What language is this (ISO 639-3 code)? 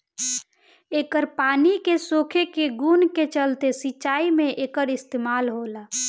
bho